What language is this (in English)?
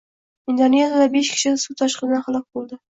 Uzbek